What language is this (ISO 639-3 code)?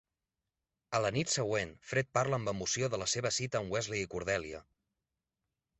cat